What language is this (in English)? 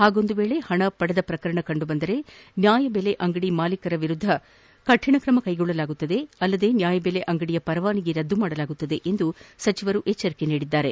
Kannada